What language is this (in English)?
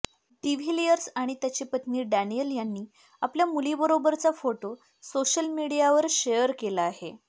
Marathi